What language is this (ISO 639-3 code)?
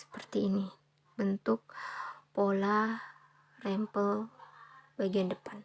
ind